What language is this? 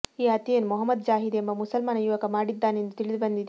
Kannada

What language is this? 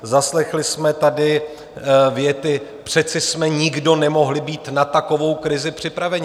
Czech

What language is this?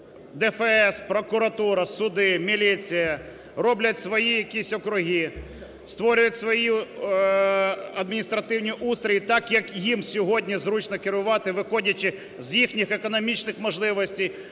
Ukrainian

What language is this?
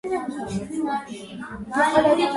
Georgian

